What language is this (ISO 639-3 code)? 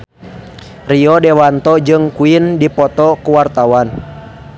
sun